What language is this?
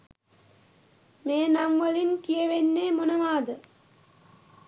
Sinhala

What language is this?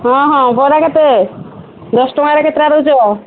Odia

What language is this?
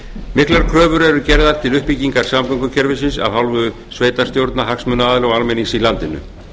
Icelandic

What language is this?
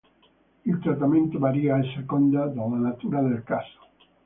Italian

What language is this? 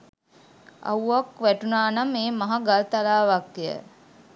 Sinhala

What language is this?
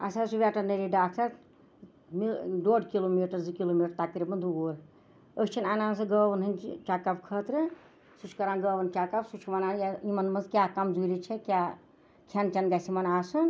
Kashmiri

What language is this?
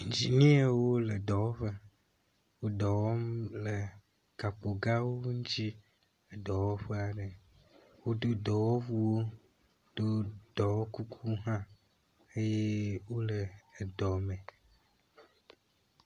Ewe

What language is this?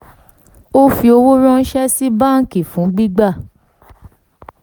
Yoruba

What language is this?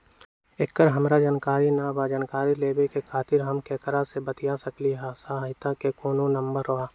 Magahi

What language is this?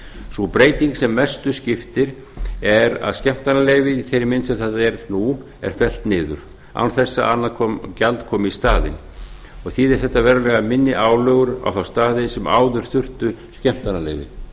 Icelandic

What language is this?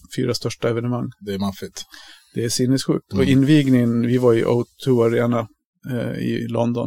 Swedish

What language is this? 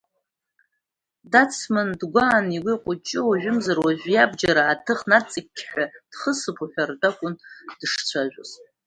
Abkhazian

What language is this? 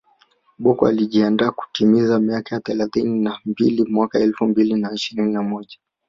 Swahili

